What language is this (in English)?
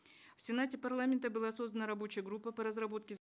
Kazakh